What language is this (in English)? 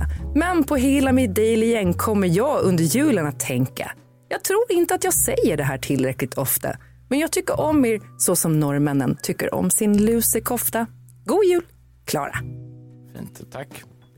Swedish